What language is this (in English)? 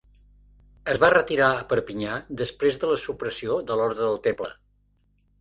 Catalan